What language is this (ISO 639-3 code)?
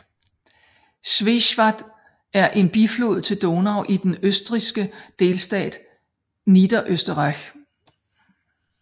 dan